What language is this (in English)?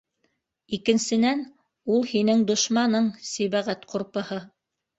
Bashkir